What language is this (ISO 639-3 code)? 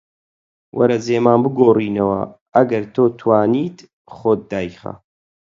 ckb